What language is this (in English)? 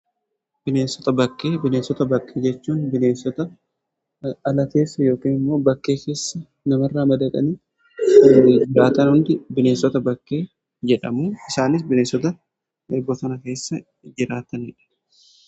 Oromo